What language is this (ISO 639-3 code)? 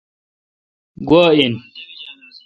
xka